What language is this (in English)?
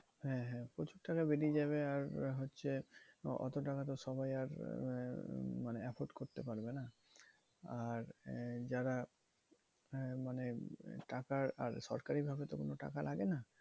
Bangla